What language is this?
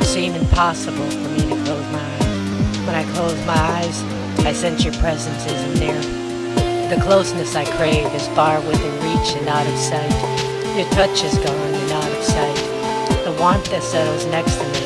English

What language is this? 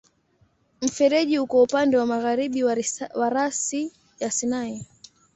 Swahili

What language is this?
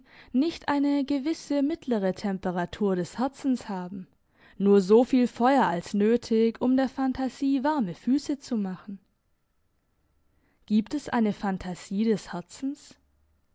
German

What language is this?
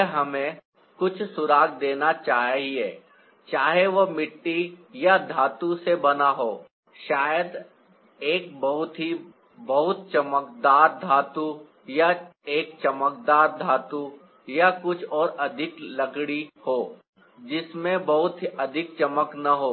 Hindi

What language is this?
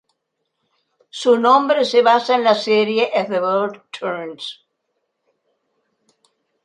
Spanish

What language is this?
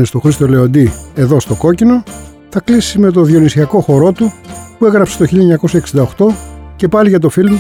Greek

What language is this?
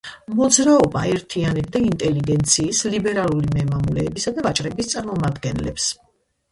Georgian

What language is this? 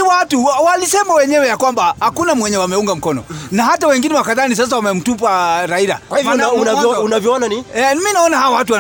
Swahili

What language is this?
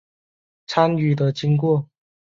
Chinese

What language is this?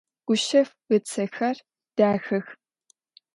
Adyghe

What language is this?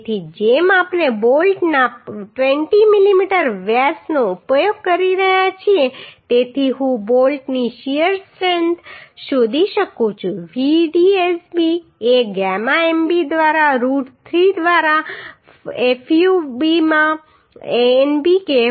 Gujarati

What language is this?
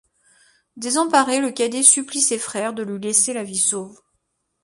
French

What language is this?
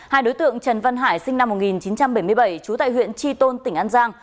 Vietnamese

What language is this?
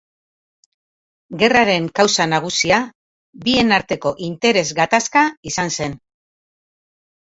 Basque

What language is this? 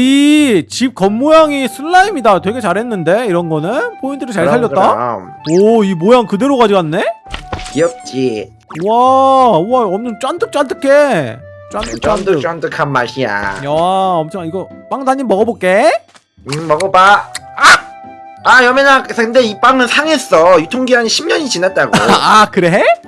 Korean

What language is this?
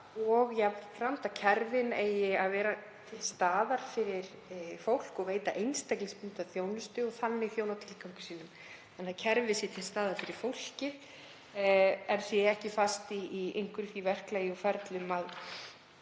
Icelandic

